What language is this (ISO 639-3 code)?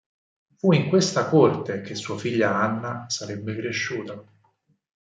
ita